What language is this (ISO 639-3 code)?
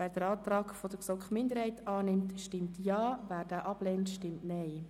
gsw